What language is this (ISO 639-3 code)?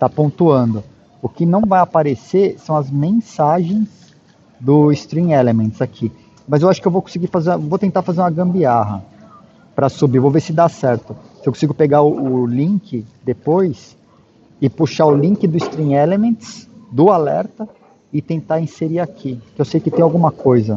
por